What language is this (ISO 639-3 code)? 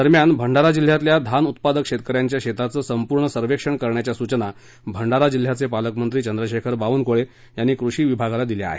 mar